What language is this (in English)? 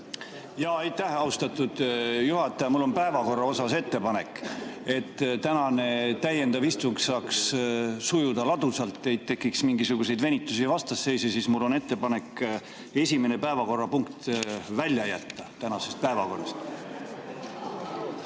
Estonian